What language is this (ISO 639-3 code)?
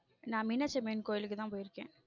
tam